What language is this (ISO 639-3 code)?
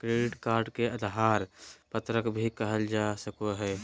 mag